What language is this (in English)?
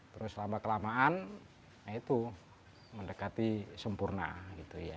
Indonesian